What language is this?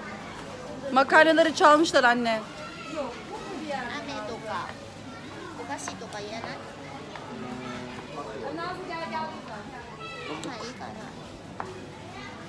Turkish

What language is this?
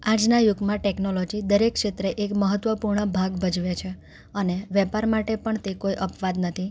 Gujarati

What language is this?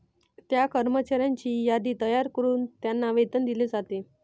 Marathi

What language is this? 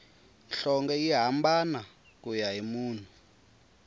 Tsonga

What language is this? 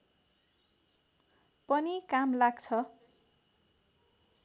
Nepali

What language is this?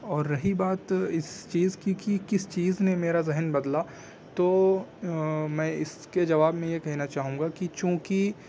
Urdu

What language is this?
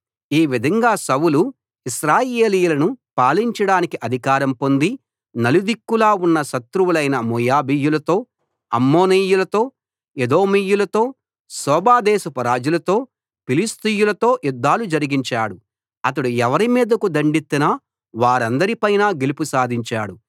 Telugu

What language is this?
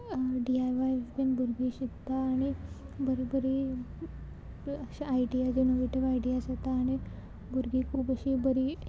Konkani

